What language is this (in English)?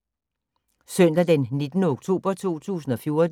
Danish